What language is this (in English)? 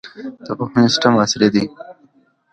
Pashto